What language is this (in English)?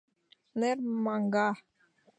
Mari